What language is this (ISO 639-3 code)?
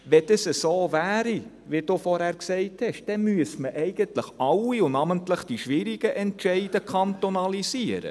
gsw